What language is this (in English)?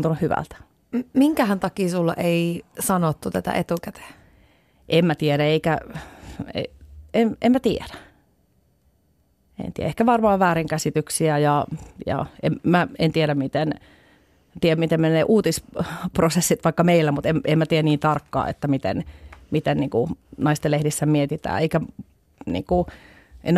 Finnish